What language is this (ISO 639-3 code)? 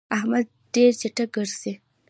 pus